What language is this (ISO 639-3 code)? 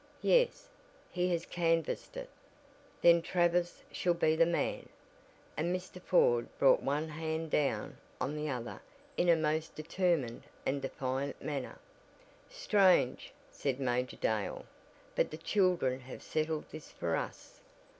eng